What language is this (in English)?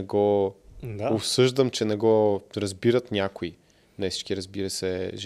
Bulgarian